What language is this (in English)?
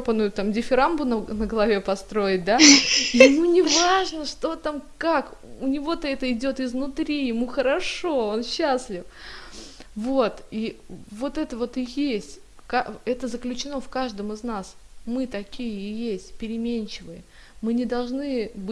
Russian